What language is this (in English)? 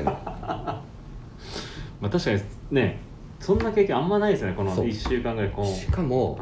Japanese